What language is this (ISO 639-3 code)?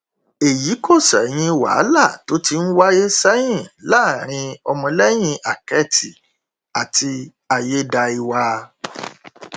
yor